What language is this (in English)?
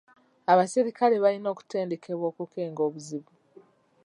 Ganda